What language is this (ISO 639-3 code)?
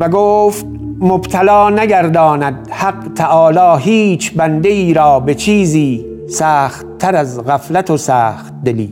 fas